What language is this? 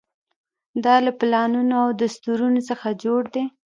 Pashto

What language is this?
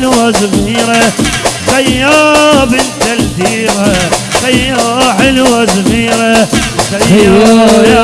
Arabic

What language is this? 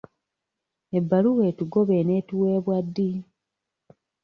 Ganda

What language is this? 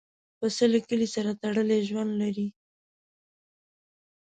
Pashto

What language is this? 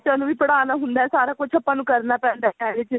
Punjabi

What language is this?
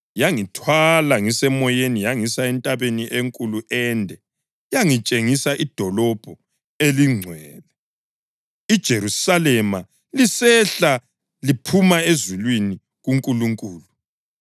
North Ndebele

